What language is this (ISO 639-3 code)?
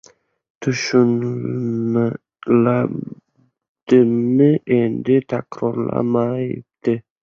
uzb